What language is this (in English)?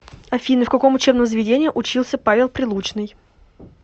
Russian